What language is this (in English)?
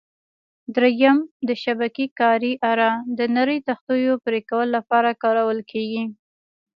Pashto